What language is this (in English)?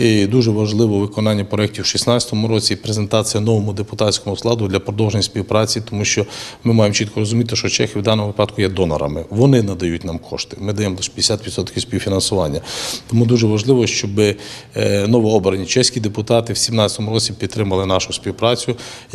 Ukrainian